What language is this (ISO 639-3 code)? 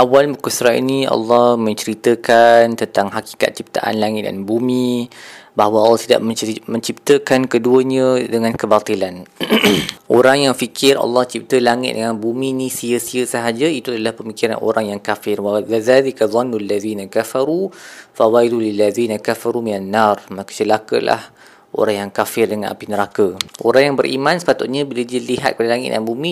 msa